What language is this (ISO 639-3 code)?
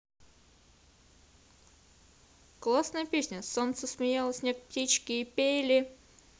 rus